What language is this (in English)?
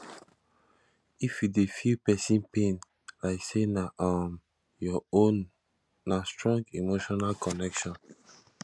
Nigerian Pidgin